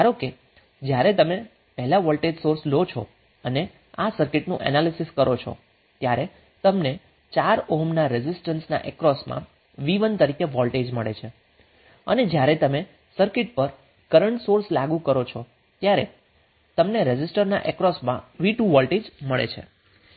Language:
Gujarati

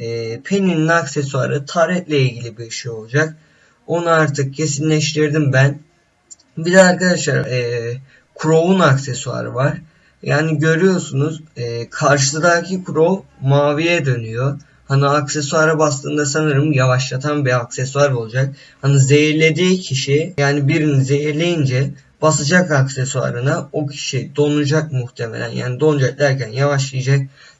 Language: Turkish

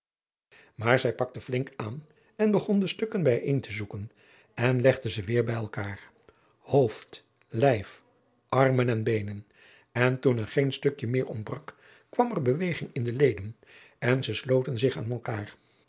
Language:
Dutch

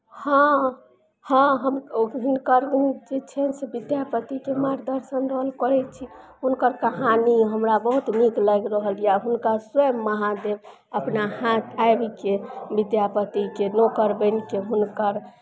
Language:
Maithili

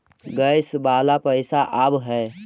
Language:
Magahi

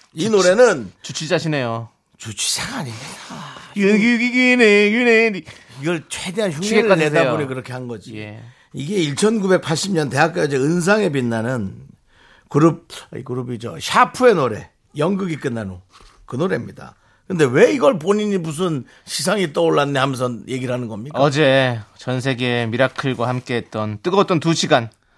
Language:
Korean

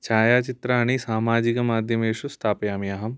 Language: Sanskrit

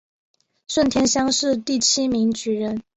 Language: Chinese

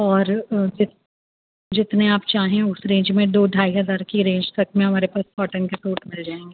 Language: Urdu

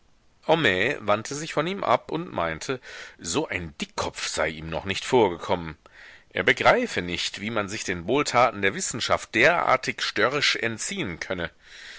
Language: German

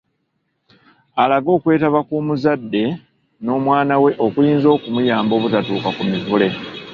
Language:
Ganda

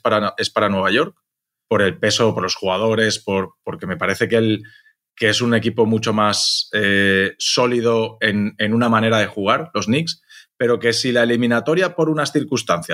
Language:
Spanish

